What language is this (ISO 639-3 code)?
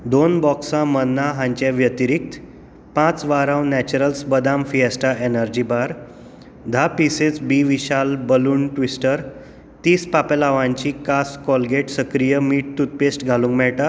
kok